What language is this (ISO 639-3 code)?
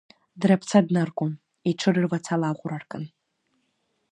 abk